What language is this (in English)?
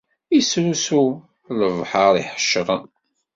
Kabyle